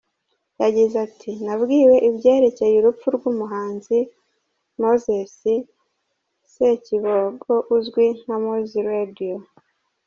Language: Kinyarwanda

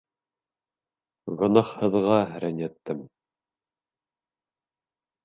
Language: Bashkir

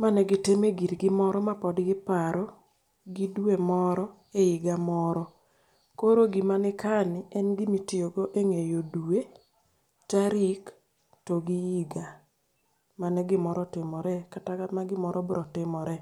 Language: Luo (Kenya and Tanzania)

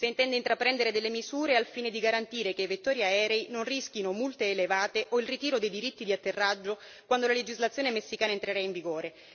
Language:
Italian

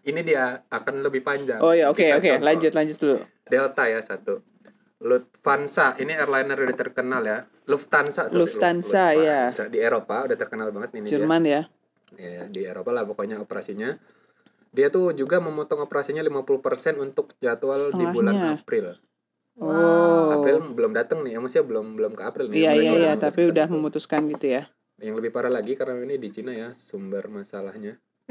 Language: Indonesian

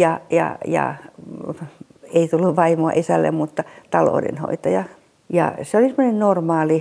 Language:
Finnish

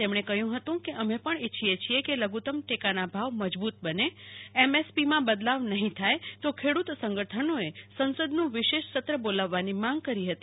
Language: Gujarati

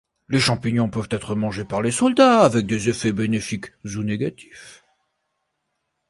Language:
French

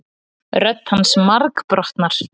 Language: Icelandic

